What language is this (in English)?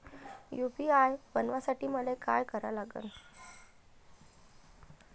Marathi